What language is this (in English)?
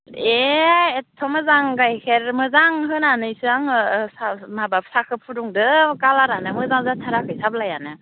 Bodo